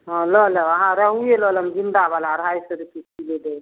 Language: Maithili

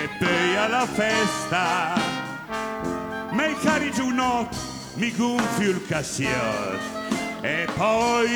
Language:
Italian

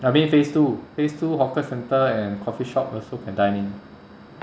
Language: English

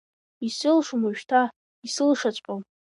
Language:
Abkhazian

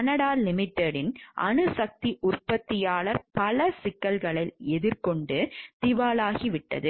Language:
Tamil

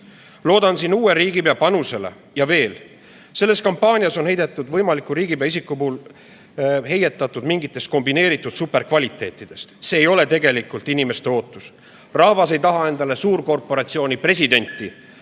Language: Estonian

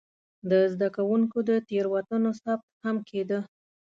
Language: Pashto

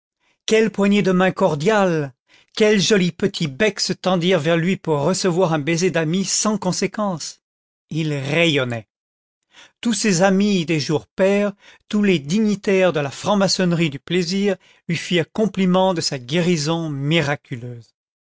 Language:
French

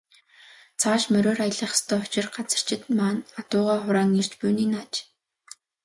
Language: Mongolian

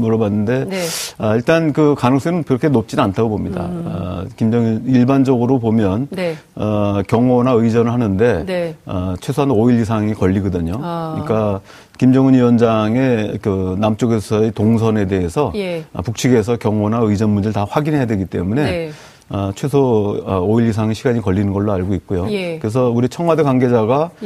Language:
Korean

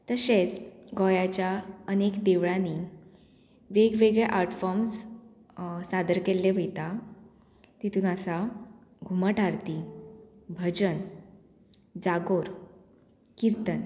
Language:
Konkani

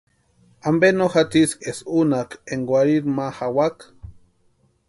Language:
Western Highland Purepecha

